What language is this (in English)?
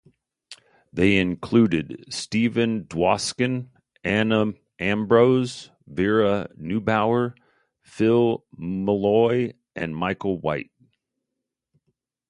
English